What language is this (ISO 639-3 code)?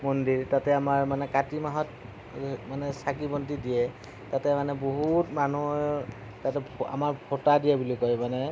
asm